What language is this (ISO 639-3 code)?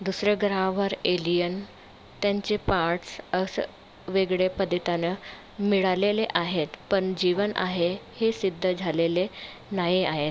mar